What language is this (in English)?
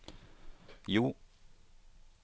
Norwegian